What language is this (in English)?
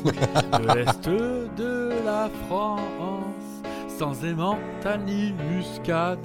French